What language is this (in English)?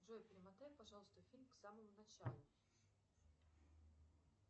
Russian